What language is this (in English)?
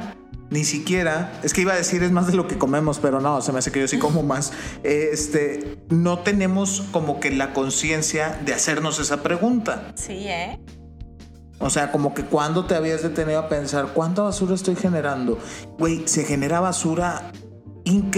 Spanish